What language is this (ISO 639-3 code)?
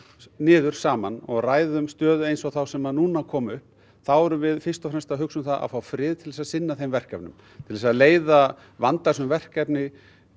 isl